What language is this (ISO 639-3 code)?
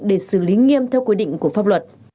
vie